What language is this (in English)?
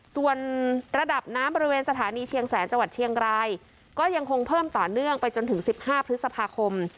Thai